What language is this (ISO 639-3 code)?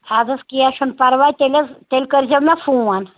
kas